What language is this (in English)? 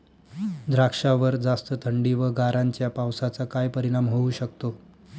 Marathi